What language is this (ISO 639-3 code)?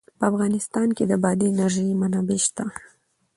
pus